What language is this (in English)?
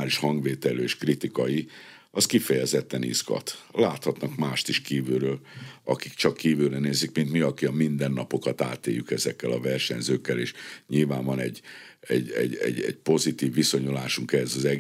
Hungarian